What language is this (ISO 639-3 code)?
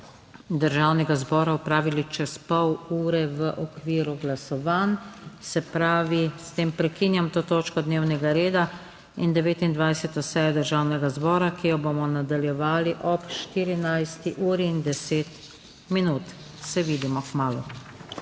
slv